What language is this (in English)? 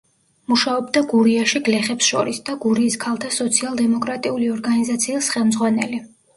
Georgian